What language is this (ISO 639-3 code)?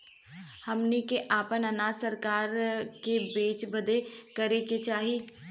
bho